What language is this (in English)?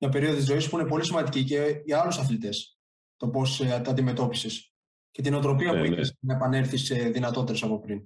Greek